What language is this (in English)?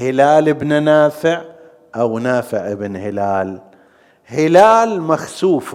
Arabic